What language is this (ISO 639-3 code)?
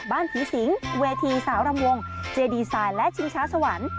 tha